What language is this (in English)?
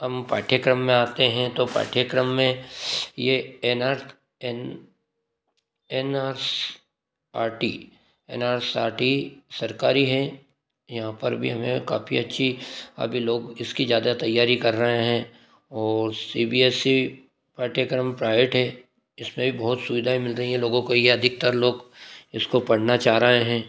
Hindi